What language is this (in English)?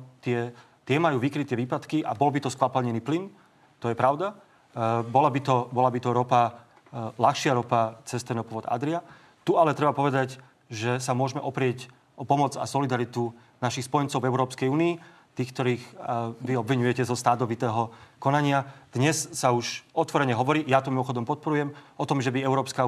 Slovak